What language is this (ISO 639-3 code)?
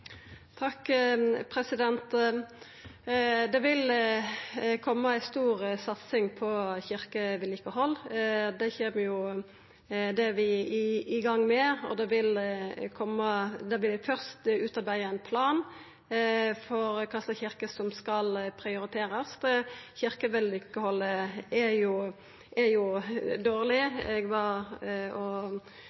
nno